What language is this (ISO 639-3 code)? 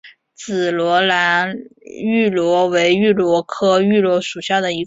zho